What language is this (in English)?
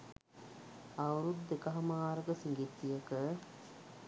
Sinhala